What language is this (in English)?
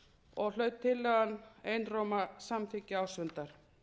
Icelandic